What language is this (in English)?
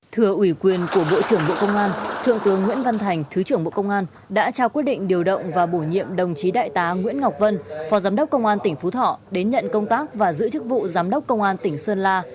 Vietnamese